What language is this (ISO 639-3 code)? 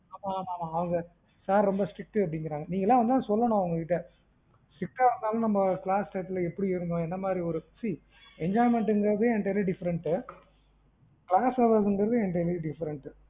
tam